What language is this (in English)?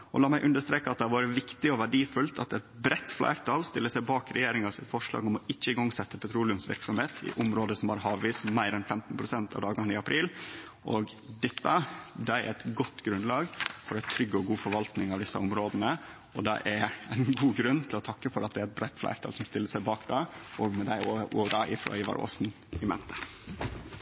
Norwegian Nynorsk